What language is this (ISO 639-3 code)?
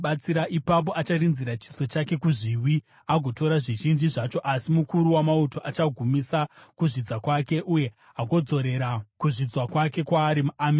sna